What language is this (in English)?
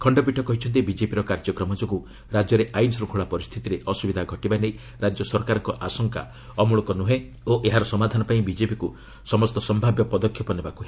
Odia